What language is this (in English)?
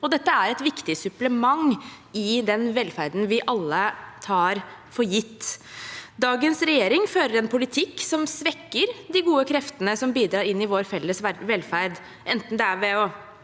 Norwegian